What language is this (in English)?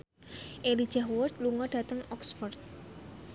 Javanese